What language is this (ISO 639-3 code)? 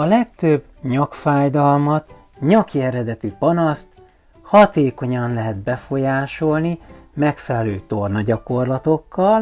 hun